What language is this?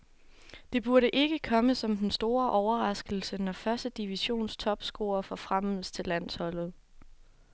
Danish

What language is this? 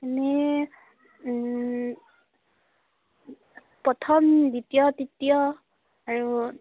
Assamese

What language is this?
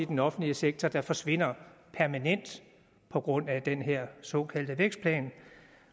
Danish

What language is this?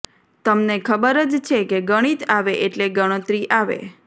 Gujarati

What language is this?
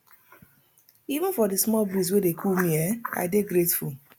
Nigerian Pidgin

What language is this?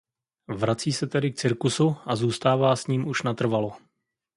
Czech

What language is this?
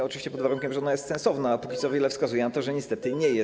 Polish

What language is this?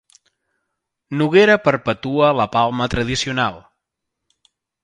Catalan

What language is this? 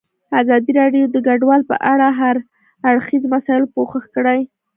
Pashto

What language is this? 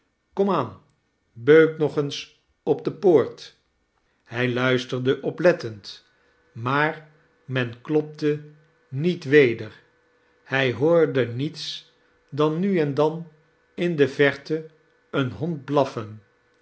Dutch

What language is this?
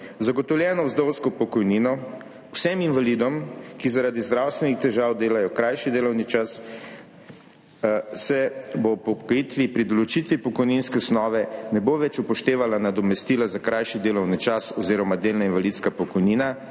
Slovenian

